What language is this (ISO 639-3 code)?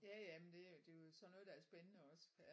dan